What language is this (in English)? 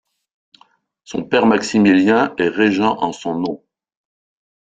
French